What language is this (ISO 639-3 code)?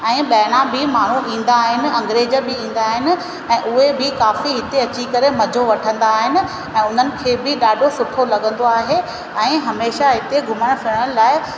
snd